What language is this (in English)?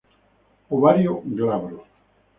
Spanish